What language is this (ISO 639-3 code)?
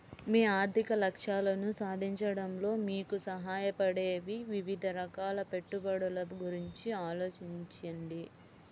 tel